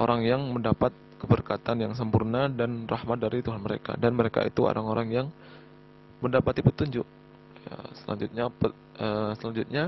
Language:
Indonesian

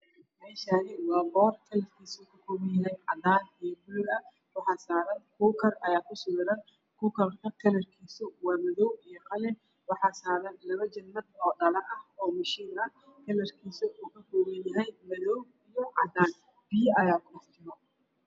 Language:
Somali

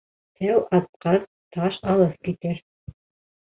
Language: Bashkir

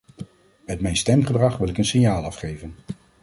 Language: Dutch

